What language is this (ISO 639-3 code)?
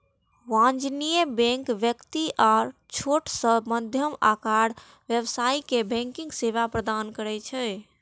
mai